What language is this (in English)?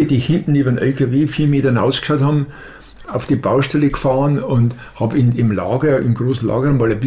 German